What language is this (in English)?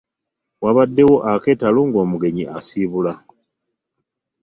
Ganda